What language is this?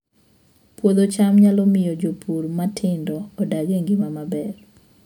Luo (Kenya and Tanzania)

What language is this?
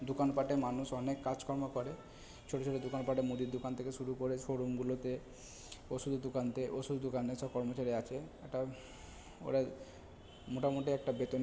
Bangla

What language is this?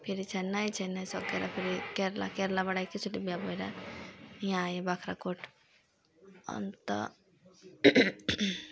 Nepali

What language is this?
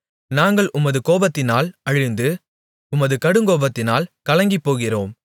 Tamil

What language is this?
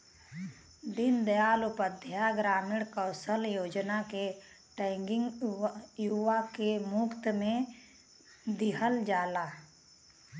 Bhojpuri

